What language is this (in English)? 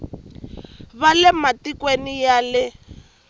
Tsonga